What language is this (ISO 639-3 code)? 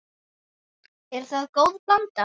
isl